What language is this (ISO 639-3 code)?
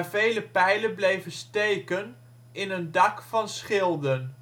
nld